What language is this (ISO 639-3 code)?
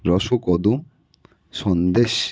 ben